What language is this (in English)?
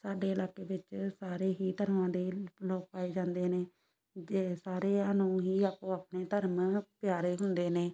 Punjabi